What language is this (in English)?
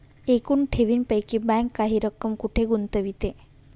Marathi